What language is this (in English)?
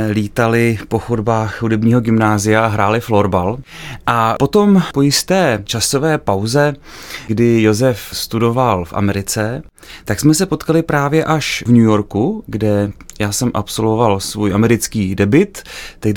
Czech